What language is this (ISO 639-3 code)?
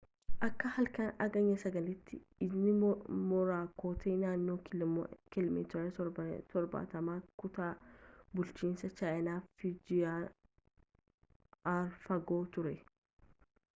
orm